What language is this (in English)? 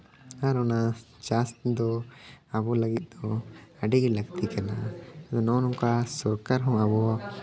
Santali